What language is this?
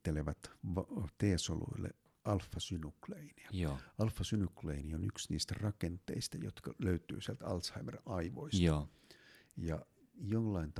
Finnish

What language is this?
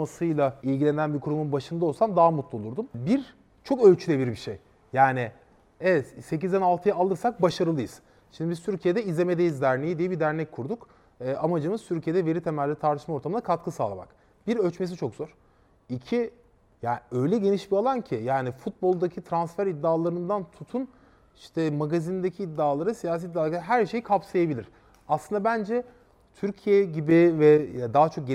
Turkish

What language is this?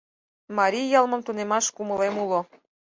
Mari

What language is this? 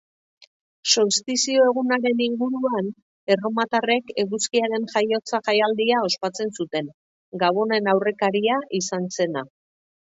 Basque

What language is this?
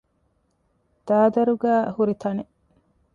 Divehi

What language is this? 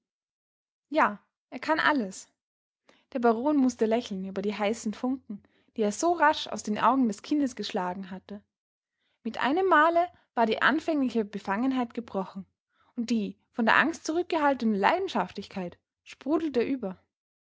German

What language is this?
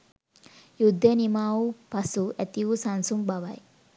Sinhala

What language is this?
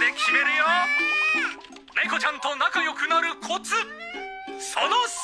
Japanese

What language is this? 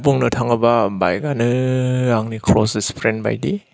Bodo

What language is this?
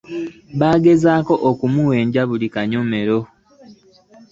Ganda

